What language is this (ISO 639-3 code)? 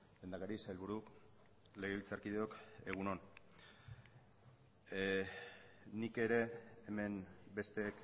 eus